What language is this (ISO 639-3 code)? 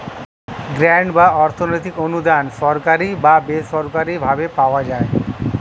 ben